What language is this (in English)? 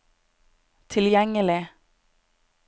Norwegian